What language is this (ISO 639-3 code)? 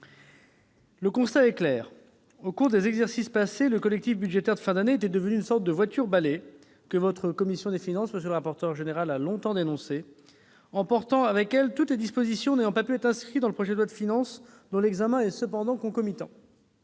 fra